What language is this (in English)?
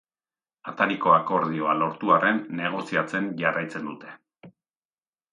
Basque